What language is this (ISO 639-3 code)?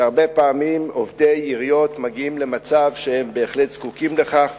heb